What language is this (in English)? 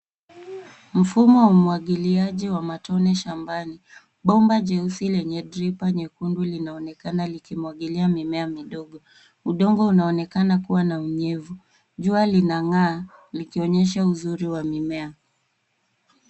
Swahili